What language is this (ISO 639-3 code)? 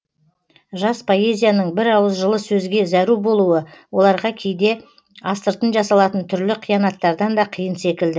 kaz